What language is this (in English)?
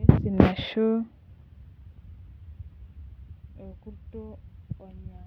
Masai